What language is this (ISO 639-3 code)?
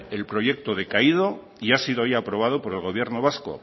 spa